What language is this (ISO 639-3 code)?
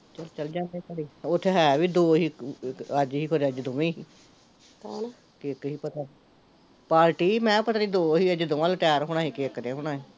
pan